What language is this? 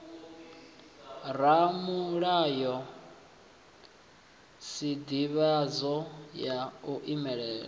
Venda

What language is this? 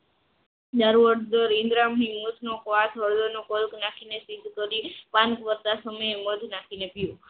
Gujarati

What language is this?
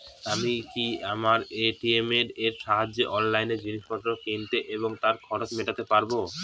Bangla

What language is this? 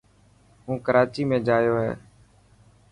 Dhatki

